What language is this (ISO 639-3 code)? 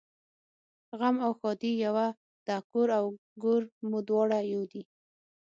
pus